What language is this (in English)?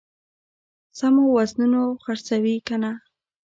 Pashto